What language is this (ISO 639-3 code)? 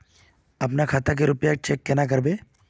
mag